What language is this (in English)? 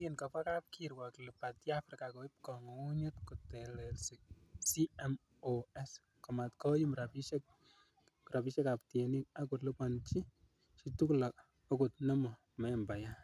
Kalenjin